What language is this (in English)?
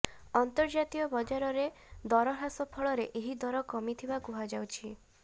Odia